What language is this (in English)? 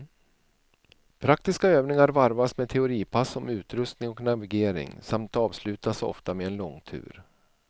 Swedish